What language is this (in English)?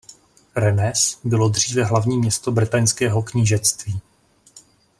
Czech